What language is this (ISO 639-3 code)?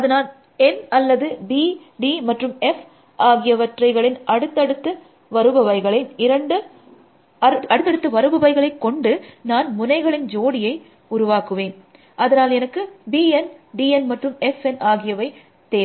tam